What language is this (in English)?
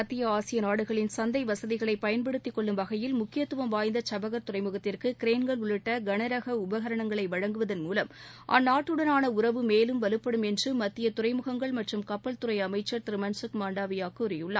Tamil